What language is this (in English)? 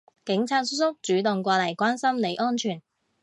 Cantonese